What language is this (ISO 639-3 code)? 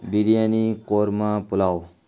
urd